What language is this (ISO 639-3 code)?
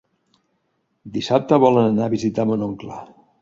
cat